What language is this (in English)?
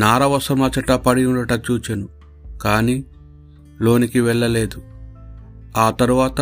Telugu